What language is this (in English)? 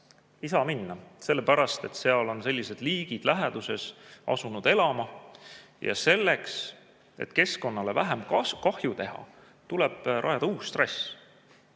Estonian